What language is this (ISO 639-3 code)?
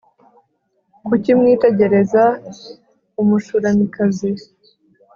kin